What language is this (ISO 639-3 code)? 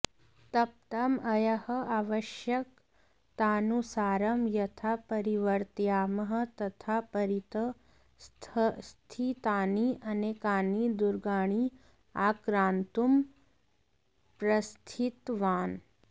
san